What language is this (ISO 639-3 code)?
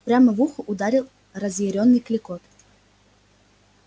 rus